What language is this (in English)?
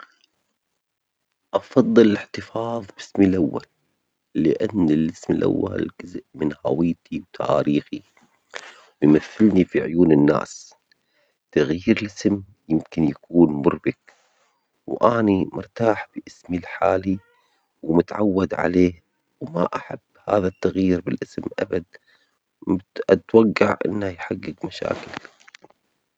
Omani Arabic